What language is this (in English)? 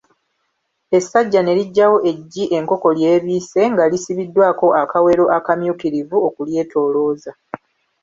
Ganda